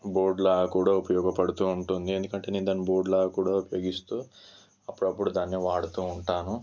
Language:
Telugu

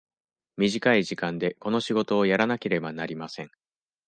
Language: Japanese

